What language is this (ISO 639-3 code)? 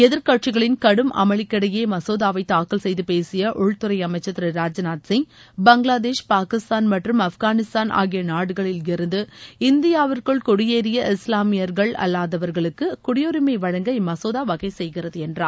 tam